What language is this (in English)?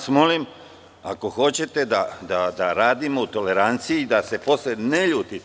Serbian